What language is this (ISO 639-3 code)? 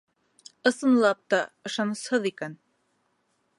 bak